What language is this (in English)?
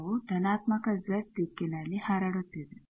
Kannada